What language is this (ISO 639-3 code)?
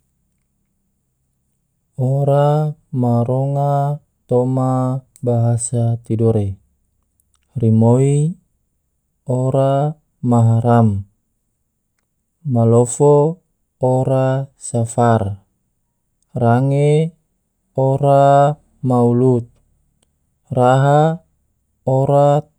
tvo